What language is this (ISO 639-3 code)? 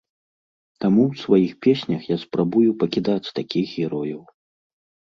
bel